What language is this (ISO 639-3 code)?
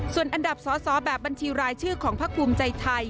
tha